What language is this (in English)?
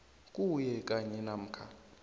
South Ndebele